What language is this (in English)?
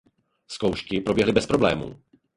Czech